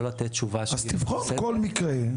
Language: Hebrew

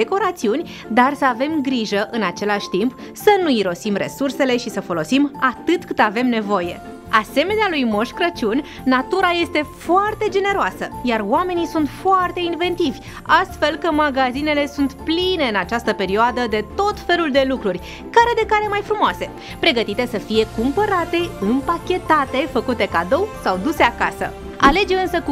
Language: Romanian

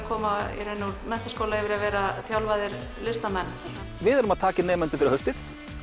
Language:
Icelandic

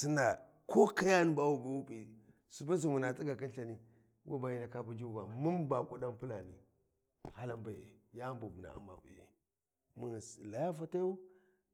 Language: Warji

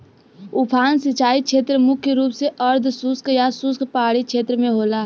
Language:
Bhojpuri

